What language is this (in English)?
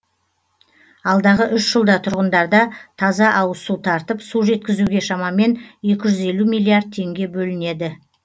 Kazakh